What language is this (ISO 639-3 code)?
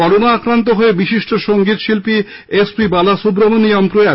ben